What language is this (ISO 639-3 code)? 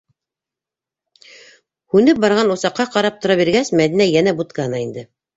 bak